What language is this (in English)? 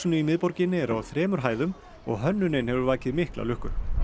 Icelandic